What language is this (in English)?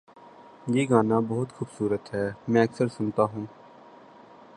Urdu